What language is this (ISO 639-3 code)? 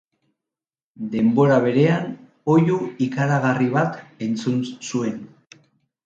eus